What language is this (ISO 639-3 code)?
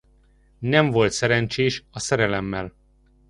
hun